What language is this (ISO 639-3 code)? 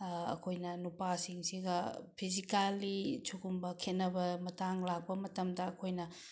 mni